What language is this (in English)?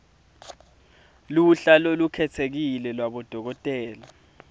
Swati